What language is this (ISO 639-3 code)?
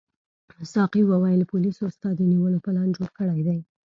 pus